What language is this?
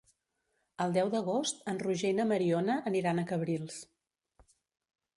Catalan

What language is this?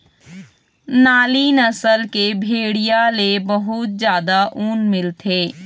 Chhattisgarhi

